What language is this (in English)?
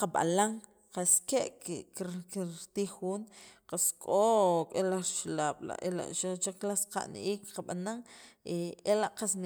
Sacapulteco